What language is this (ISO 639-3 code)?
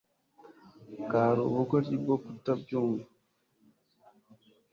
kin